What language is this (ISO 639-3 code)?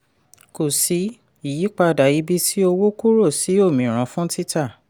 yor